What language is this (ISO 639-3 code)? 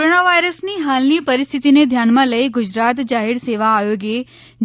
guj